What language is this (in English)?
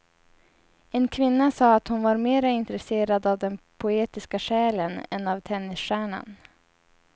Swedish